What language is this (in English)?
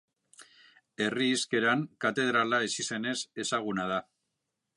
Basque